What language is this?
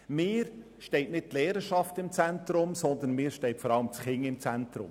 Swiss German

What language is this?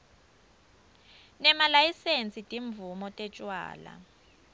Swati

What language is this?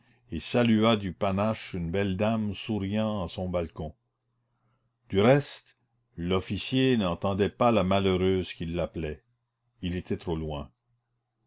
French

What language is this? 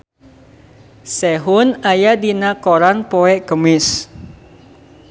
Sundanese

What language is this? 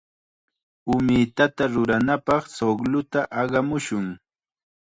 Chiquián Ancash Quechua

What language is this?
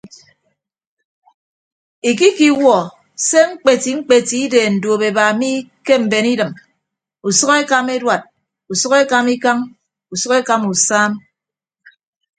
Ibibio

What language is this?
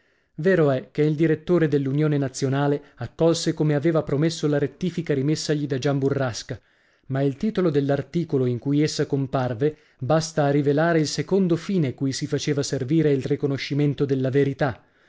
Italian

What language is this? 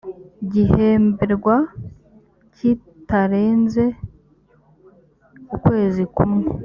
Kinyarwanda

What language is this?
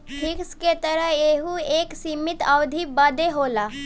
Bhojpuri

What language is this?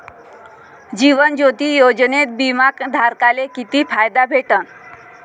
Marathi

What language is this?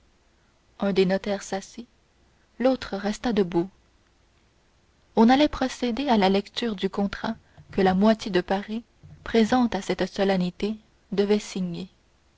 French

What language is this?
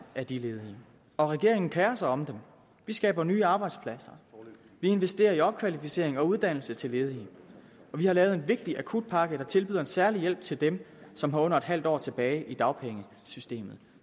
Danish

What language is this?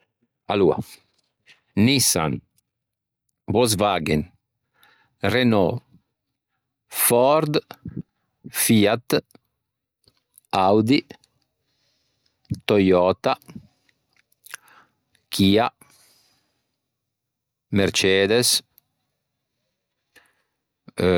Ligurian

